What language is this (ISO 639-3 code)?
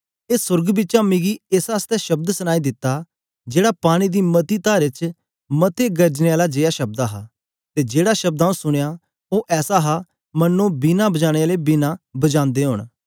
doi